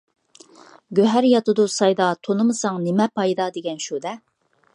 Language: Uyghur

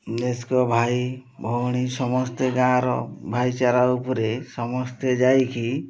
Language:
Odia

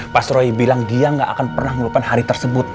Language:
Indonesian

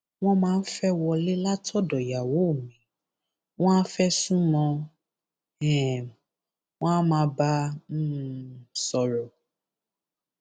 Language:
Yoruba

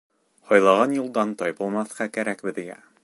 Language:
Bashkir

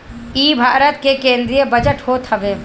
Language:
Bhojpuri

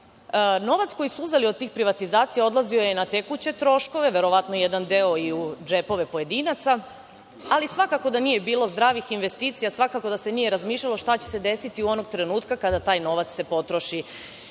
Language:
Serbian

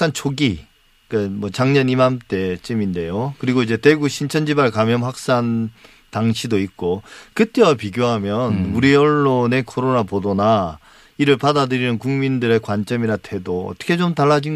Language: Korean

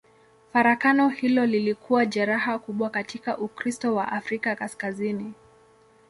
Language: Swahili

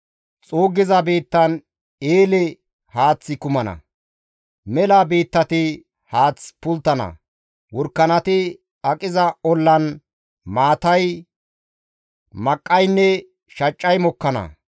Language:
Gamo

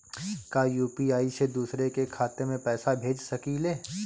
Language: Bhojpuri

